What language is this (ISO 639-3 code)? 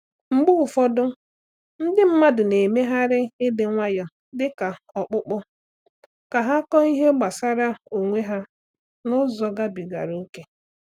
ibo